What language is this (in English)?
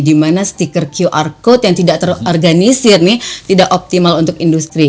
Indonesian